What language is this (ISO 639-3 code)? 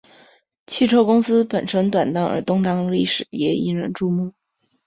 zho